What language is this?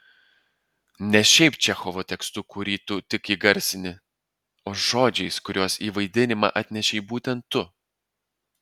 Lithuanian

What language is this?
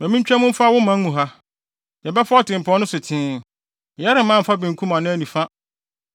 Akan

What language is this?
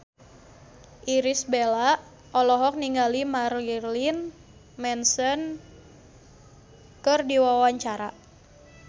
Sundanese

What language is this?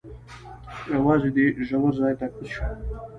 Pashto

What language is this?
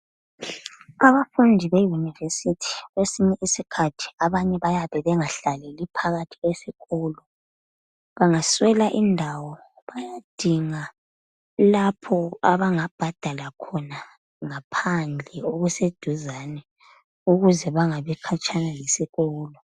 North Ndebele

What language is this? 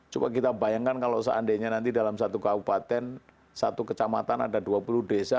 Indonesian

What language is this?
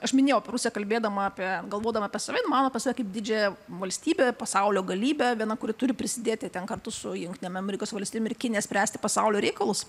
Lithuanian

